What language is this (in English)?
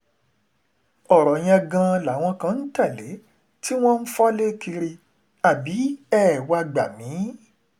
Yoruba